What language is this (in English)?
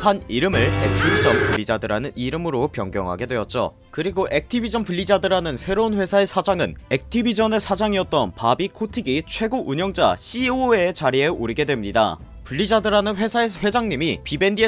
Korean